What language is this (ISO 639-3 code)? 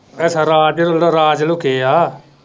pan